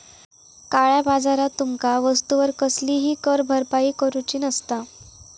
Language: Marathi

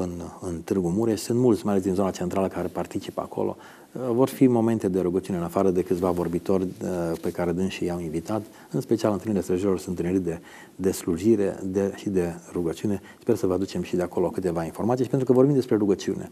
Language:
Romanian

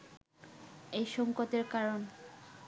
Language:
Bangla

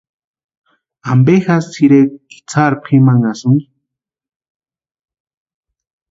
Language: Western Highland Purepecha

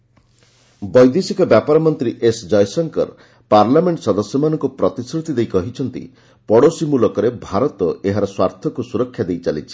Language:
Odia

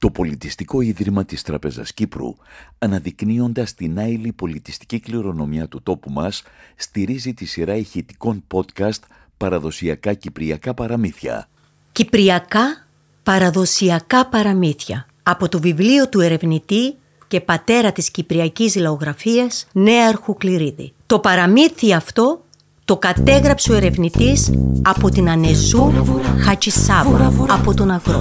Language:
Greek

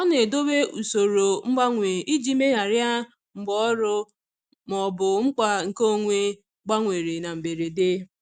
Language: Igbo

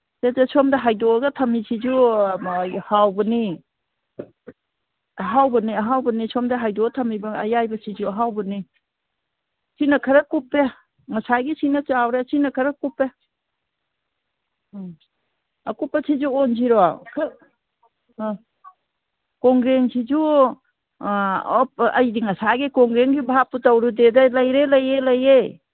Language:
Manipuri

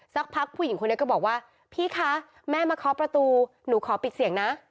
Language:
Thai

